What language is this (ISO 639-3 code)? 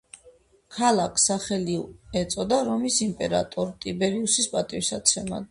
kat